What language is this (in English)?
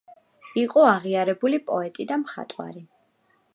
Georgian